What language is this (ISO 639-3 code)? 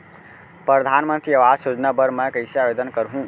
hne